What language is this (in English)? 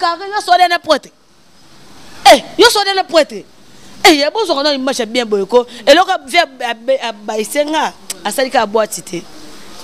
French